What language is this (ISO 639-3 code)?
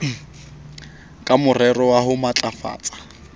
sot